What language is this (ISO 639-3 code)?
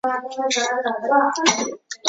zho